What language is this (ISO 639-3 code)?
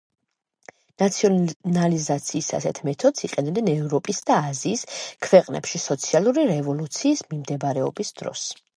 kat